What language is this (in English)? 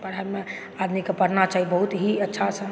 Maithili